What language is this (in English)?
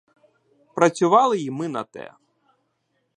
Ukrainian